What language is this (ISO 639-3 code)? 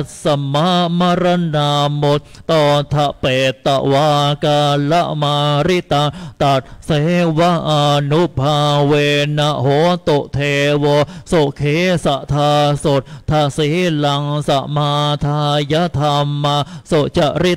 tha